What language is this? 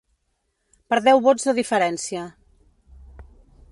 Catalan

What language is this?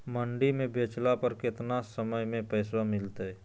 Magahi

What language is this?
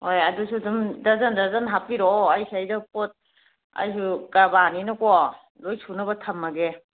Manipuri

